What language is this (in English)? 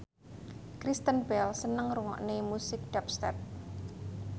Javanese